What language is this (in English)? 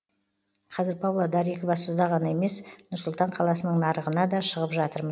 Kazakh